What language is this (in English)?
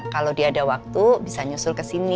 Indonesian